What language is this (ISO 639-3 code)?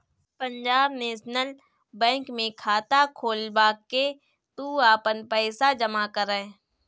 bho